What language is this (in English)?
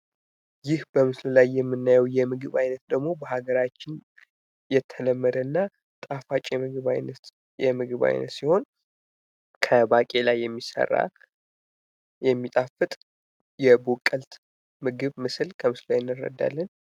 Amharic